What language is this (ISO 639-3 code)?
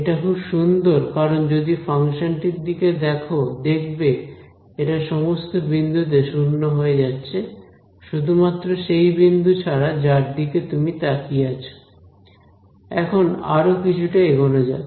ben